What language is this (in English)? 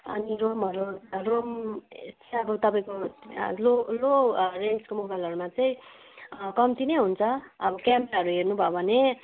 Nepali